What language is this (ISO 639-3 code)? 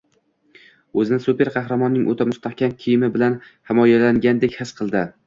uzb